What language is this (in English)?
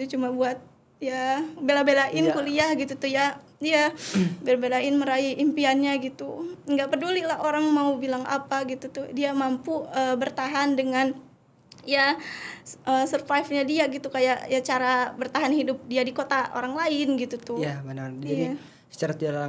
Indonesian